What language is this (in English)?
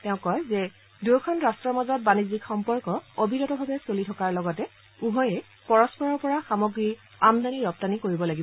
Assamese